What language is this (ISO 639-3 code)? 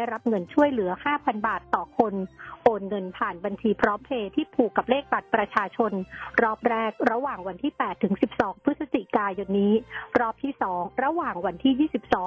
tha